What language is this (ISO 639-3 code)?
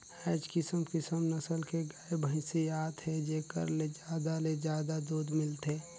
hne